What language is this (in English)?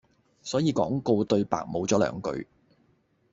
Cantonese